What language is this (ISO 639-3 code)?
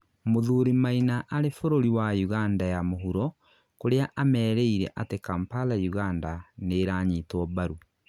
kik